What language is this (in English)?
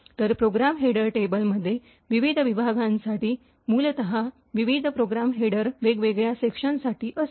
Marathi